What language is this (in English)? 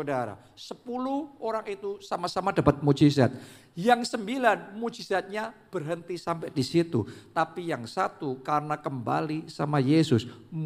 Indonesian